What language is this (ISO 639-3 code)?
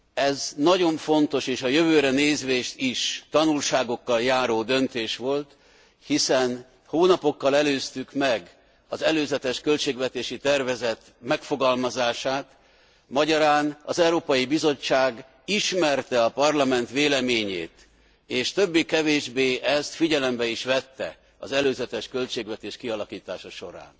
hun